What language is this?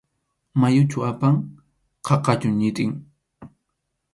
Arequipa-La Unión Quechua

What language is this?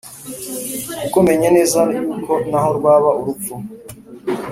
Kinyarwanda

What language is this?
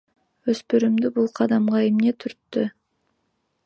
Kyrgyz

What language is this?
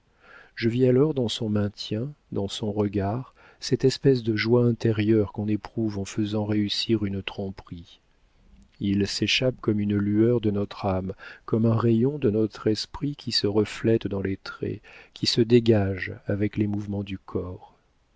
French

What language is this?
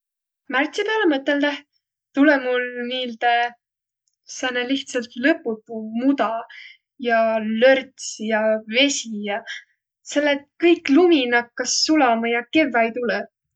Võro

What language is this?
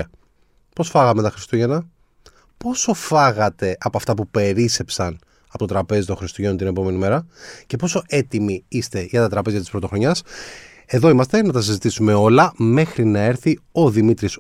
Greek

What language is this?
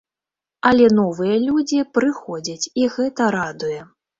Belarusian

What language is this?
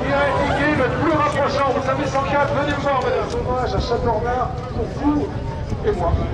French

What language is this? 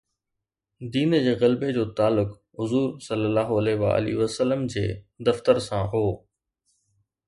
Sindhi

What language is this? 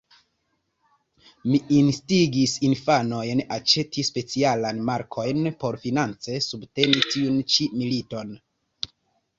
Esperanto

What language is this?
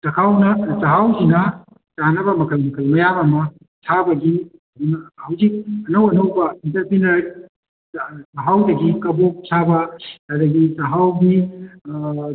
Manipuri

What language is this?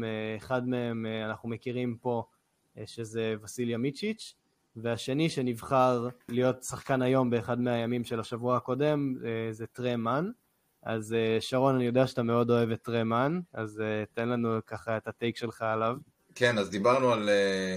Hebrew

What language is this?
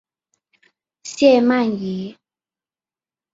Chinese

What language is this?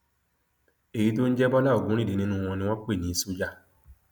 Yoruba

